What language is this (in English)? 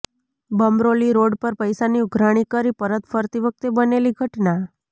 Gujarati